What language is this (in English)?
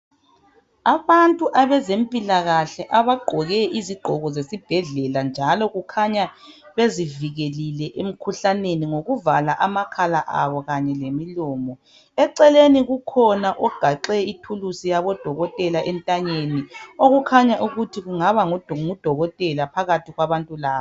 North Ndebele